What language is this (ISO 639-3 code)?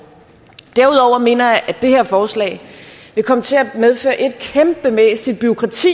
dan